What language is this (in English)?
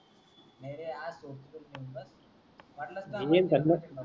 Marathi